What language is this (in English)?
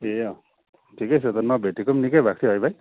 Nepali